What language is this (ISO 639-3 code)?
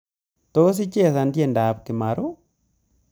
kln